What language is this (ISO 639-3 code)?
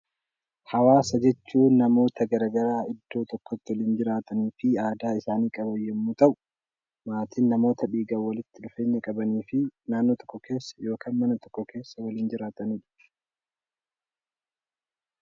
orm